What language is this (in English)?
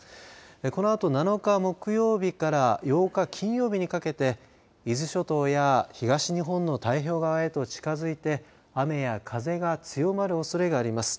Japanese